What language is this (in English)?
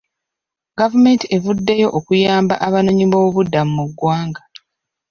Ganda